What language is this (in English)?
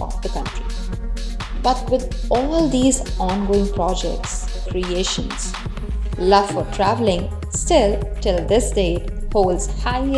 English